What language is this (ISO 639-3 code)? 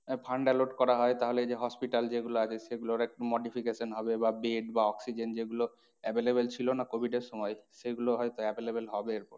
ben